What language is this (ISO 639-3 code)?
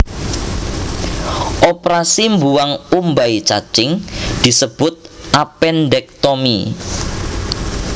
jav